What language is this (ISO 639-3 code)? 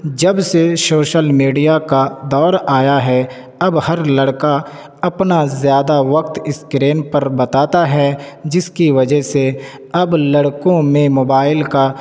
urd